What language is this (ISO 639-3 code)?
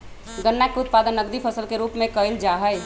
mag